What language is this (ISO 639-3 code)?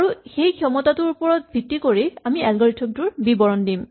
asm